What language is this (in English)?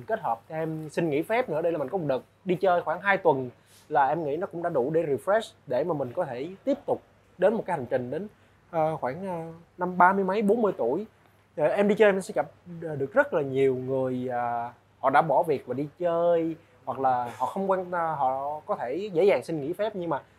Vietnamese